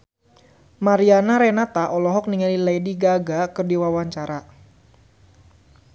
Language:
Sundanese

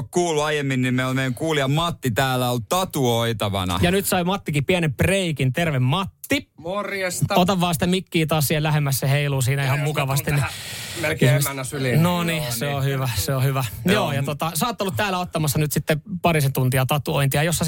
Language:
Finnish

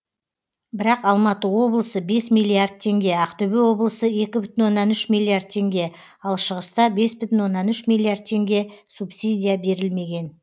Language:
Kazakh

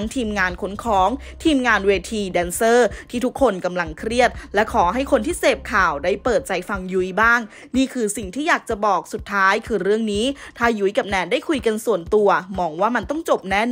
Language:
Thai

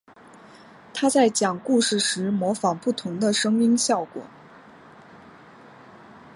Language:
Chinese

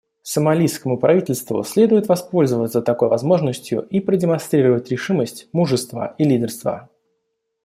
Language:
Russian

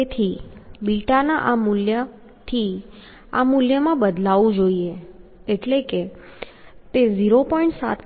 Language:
Gujarati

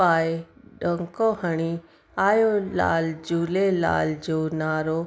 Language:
Sindhi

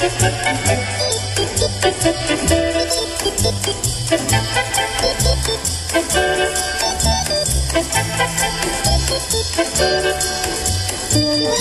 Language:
Slovak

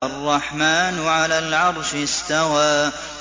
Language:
Arabic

